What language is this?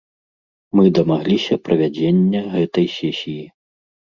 Belarusian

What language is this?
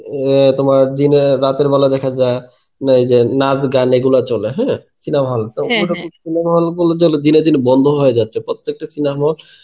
Bangla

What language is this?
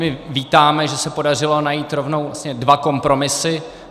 Czech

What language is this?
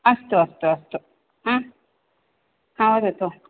Sanskrit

